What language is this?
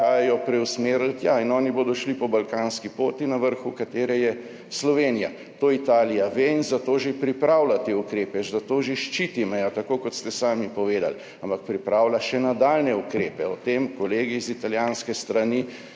Slovenian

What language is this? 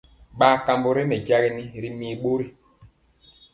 Mpiemo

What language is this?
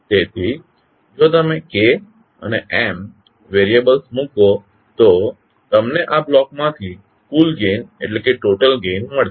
Gujarati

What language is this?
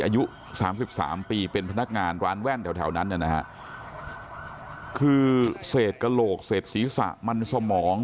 Thai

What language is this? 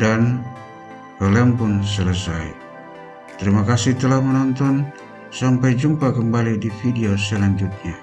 Indonesian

